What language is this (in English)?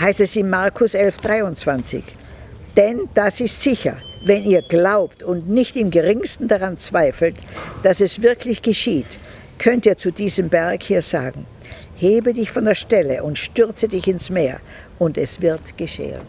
German